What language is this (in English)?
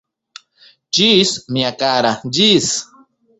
Esperanto